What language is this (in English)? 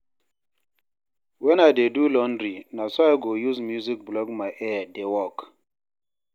Nigerian Pidgin